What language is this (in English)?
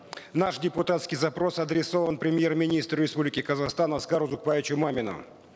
Kazakh